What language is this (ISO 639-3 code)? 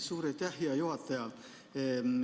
est